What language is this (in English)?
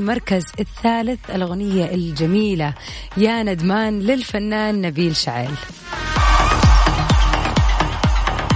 Arabic